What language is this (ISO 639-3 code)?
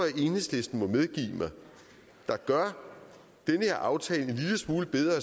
dan